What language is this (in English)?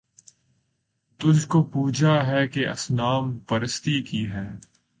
Urdu